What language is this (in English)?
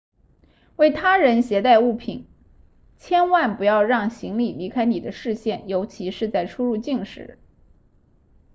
Chinese